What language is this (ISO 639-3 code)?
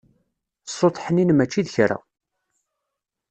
kab